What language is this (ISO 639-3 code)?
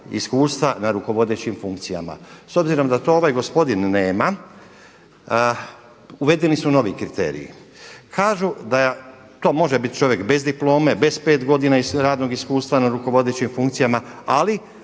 hrv